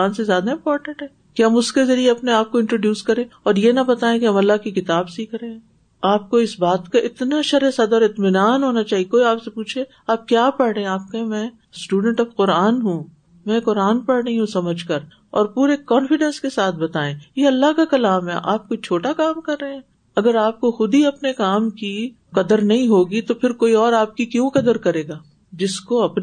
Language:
Urdu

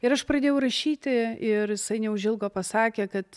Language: Lithuanian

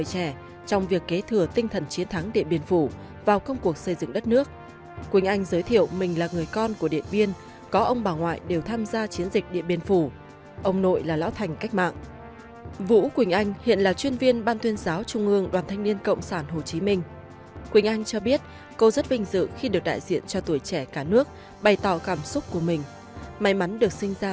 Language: Vietnamese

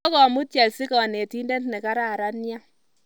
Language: Kalenjin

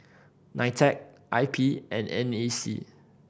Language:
English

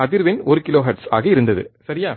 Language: Tamil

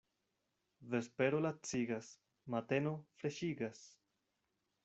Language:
Esperanto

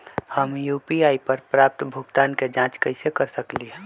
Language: Magahi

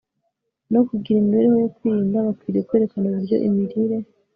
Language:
Kinyarwanda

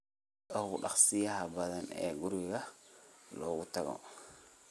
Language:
Somali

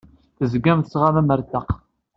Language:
Kabyle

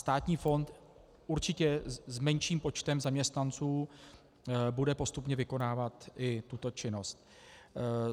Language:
Czech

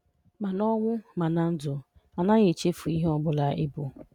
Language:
Igbo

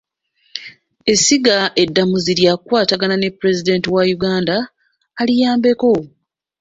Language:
Ganda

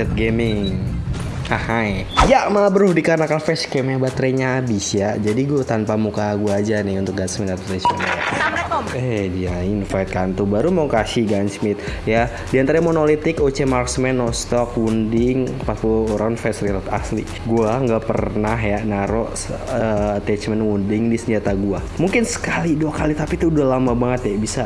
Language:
Indonesian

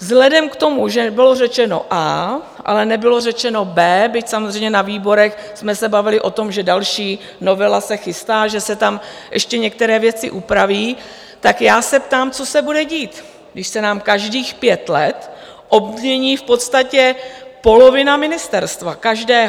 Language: Czech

